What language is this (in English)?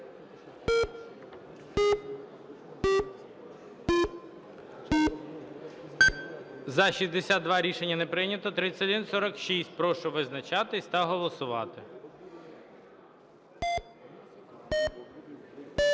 Ukrainian